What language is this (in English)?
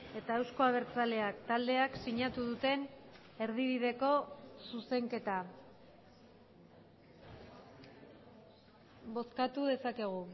Basque